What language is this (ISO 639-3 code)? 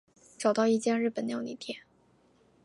zho